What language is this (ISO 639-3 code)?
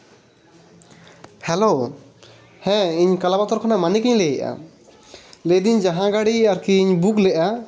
sat